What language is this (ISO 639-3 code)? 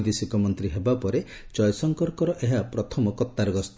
ori